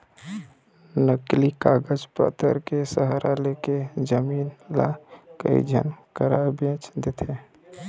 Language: Chhattisgarhi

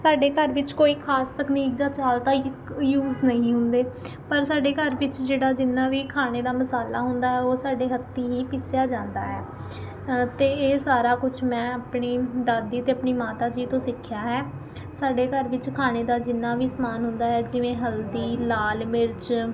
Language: Punjabi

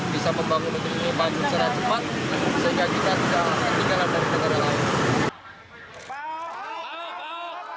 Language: Indonesian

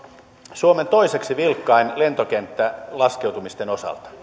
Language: Finnish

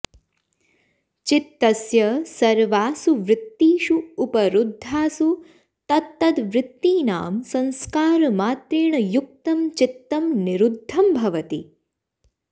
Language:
Sanskrit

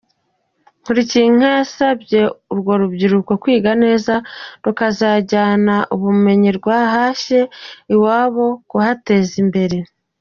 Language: Kinyarwanda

